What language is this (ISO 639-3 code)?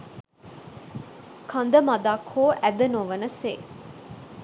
sin